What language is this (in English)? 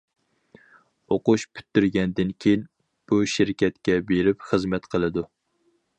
Uyghur